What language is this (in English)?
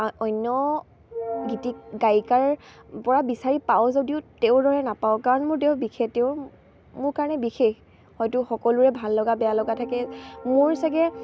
Assamese